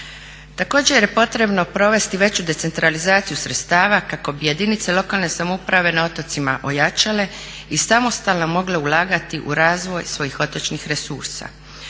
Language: Croatian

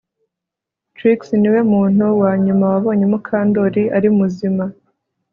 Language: Kinyarwanda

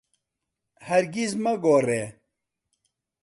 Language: Central Kurdish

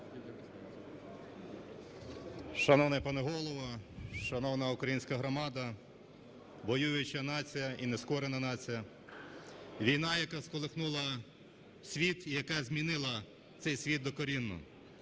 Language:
Ukrainian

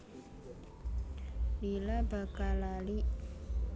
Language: Javanese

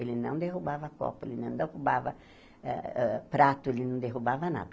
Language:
Portuguese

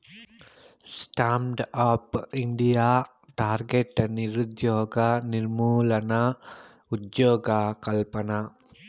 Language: Telugu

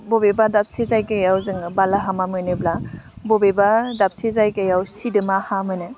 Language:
Bodo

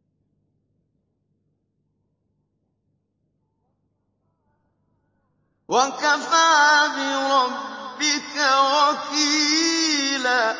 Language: Arabic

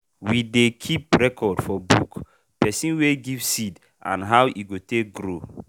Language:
Nigerian Pidgin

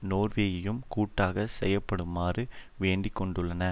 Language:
Tamil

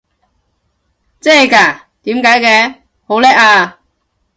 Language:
Cantonese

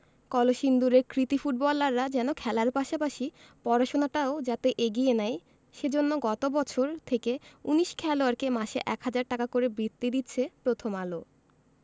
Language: Bangla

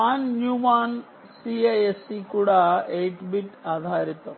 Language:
Telugu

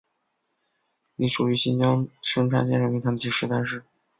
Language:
Chinese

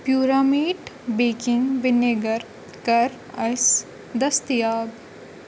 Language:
Kashmiri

